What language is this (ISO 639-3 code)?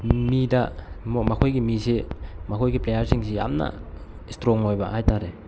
mni